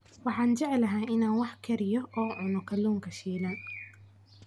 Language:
Somali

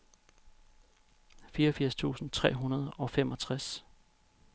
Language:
Danish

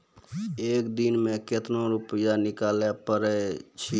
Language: Maithili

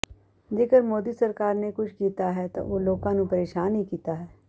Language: Punjabi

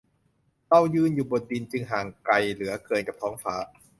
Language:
Thai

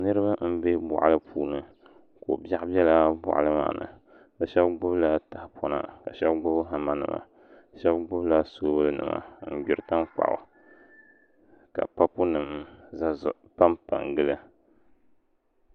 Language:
Dagbani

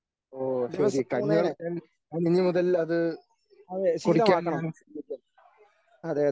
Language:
Malayalam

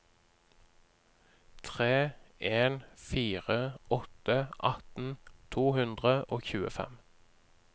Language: Norwegian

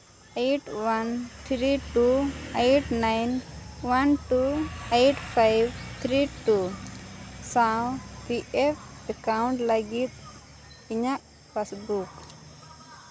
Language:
Santali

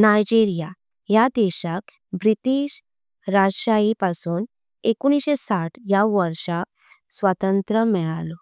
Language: Konkani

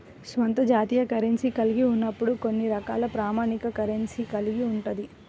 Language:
Telugu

